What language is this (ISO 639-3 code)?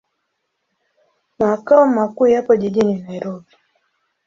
swa